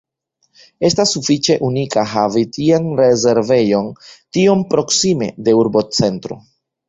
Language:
Esperanto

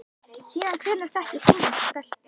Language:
Icelandic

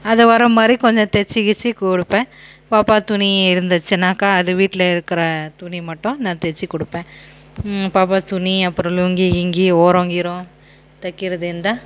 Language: Tamil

